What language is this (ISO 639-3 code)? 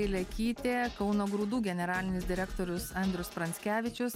lit